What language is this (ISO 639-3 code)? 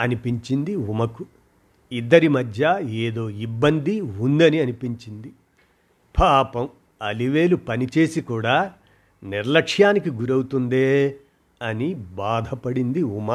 tel